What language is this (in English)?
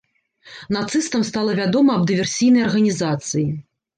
Belarusian